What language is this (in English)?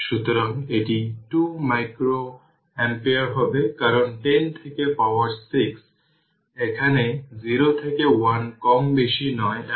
Bangla